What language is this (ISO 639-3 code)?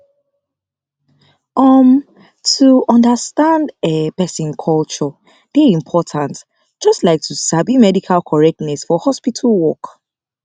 pcm